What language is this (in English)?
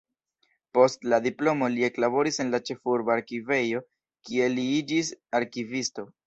Esperanto